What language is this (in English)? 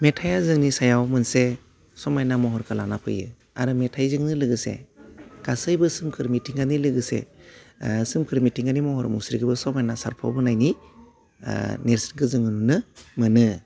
Bodo